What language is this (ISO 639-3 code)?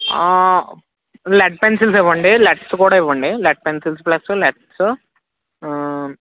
tel